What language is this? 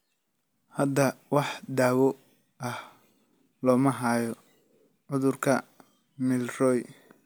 Somali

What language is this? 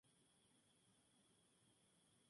Spanish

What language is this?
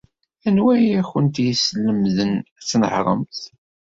Kabyle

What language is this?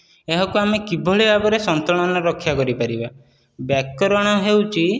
Odia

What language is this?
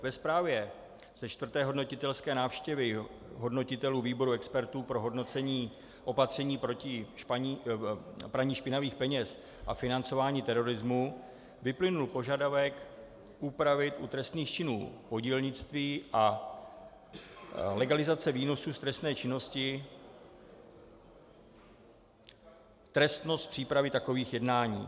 Czech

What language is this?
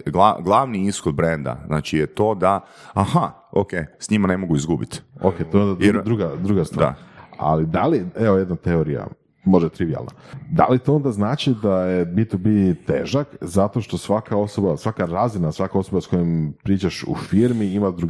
Croatian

